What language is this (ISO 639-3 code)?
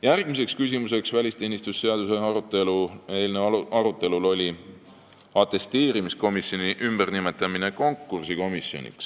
est